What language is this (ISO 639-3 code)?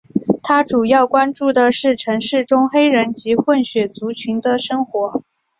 zho